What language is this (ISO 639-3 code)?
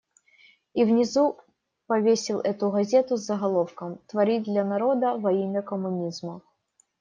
rus